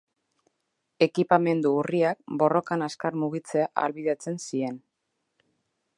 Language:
Basque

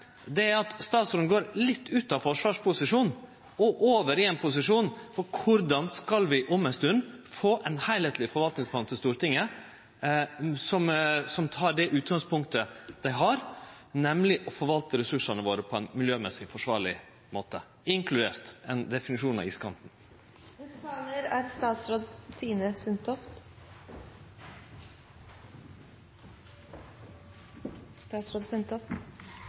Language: Norwegian Nynorsk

